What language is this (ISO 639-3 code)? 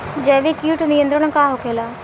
bho